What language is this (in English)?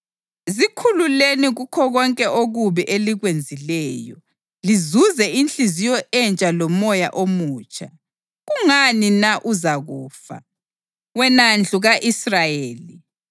North Ndebele